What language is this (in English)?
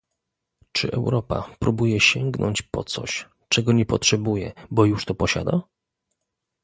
Polish